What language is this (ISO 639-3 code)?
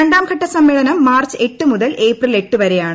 mal